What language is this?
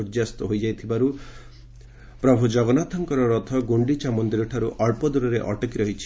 Odia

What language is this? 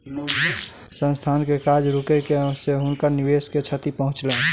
Maithili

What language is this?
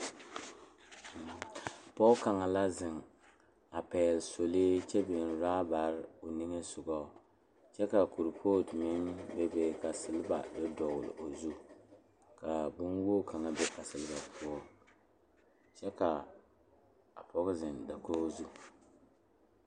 Southern Dagaare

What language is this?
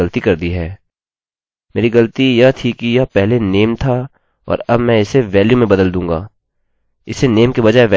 Hindi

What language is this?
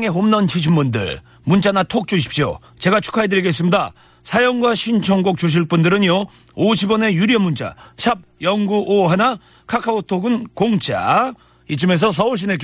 Korean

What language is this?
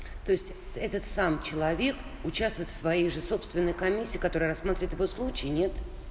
Russian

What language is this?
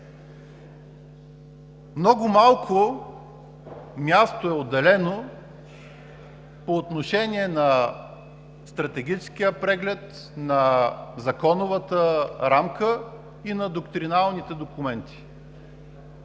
Bulgarian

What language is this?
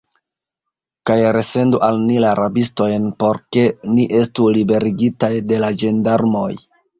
Esperanto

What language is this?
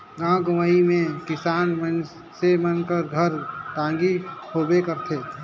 Chhattisgarhi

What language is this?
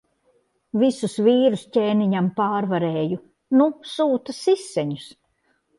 Latvian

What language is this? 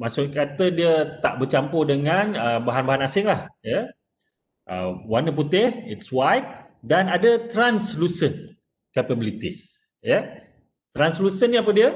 Malay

